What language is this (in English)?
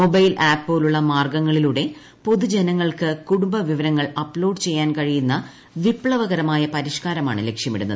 Malayalam